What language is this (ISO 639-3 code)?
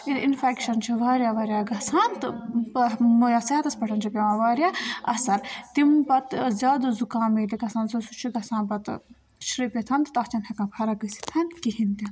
kas